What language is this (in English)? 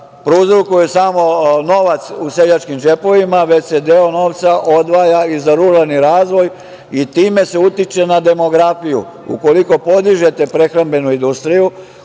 Serbian